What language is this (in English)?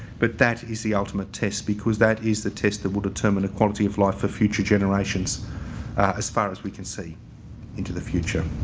English